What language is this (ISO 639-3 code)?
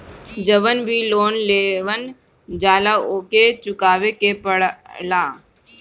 bho